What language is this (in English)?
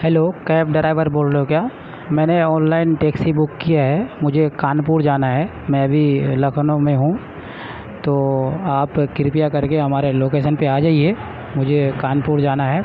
Urdu